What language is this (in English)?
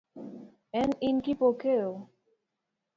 Luo (Kenya and Tanzania)